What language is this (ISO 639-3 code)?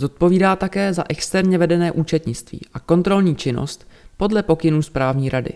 ces